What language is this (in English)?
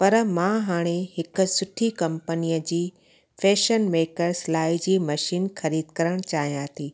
Sindhi